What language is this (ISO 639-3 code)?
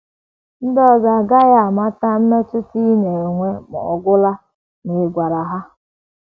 ibo